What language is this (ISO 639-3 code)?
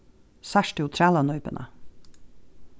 fao